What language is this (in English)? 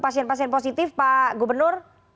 Indonesian